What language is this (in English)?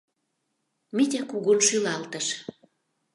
Mari